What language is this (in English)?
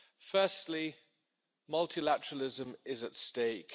English